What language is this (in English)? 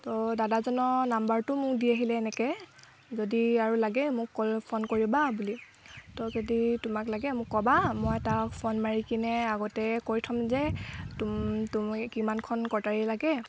Assamese